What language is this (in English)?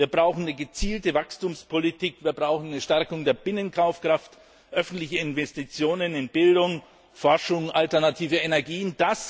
German